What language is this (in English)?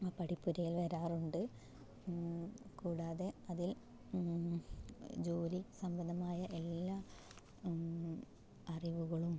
Malayalam